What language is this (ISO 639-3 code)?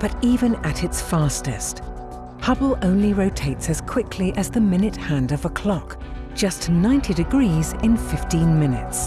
eng